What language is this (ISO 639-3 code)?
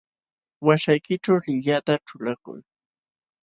qxw